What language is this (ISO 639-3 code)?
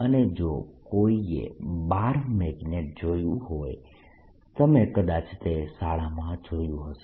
guj